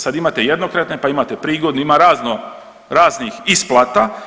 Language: Croatian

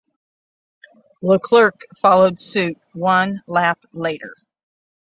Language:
English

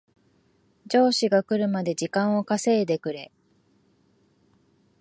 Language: Japanese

